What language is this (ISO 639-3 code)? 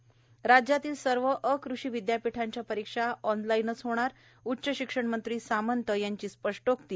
mar